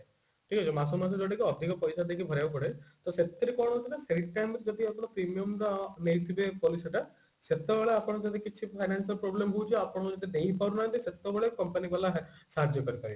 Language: Odia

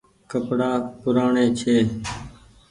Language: Goaria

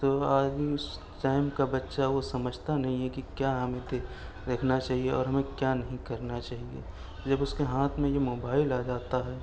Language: Urdu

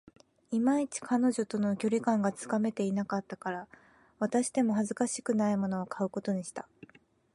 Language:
Japanese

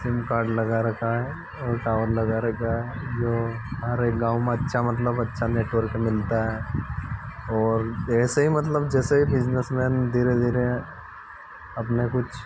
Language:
Hindi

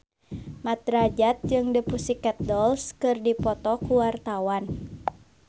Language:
Sundanese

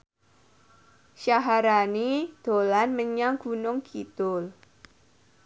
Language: Javanese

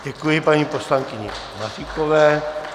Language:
Czech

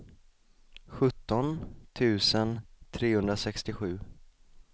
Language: Swedish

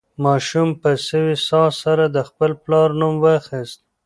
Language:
Pashto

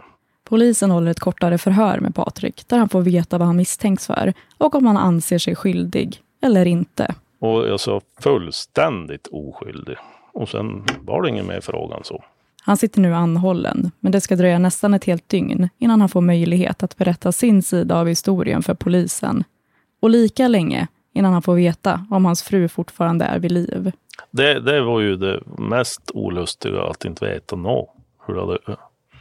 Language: Swedish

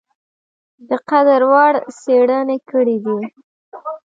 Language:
Pashto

